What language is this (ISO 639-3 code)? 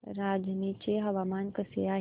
mar